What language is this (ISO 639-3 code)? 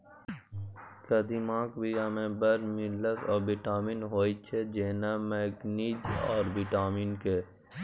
mai